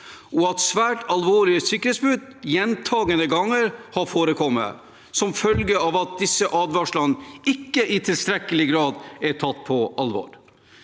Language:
Norwegian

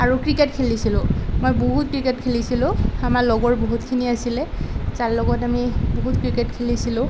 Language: Assamese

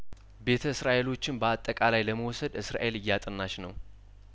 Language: Amharic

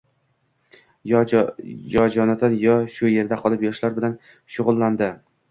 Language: Uzbek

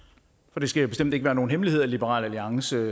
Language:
Danish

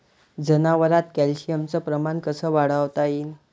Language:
Marathi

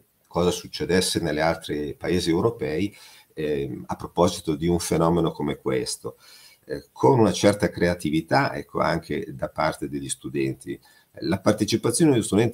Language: Italian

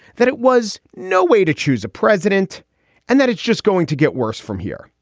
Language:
English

